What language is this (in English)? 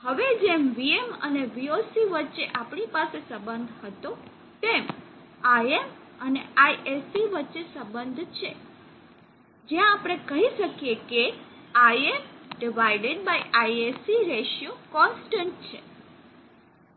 Gujarati